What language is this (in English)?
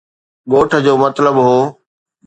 Sindhi